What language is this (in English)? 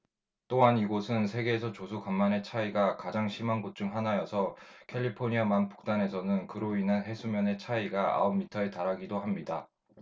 Korean